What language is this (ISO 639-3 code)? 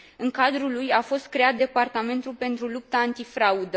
ron